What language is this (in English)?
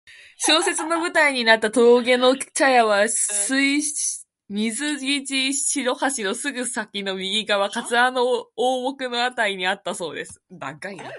Japanese